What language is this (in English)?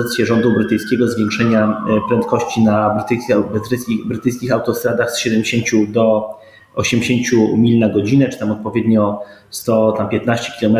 Polish